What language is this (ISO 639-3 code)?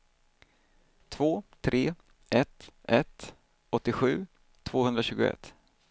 swe